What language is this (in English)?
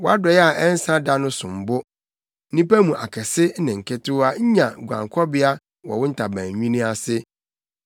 Akan